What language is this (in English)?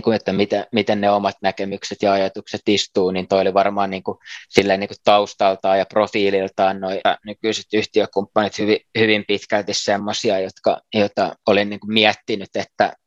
Finnish